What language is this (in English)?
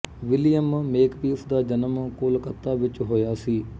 Punjabi